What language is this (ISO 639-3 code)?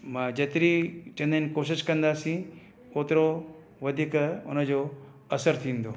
snd